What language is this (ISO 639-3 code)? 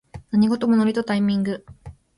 jpn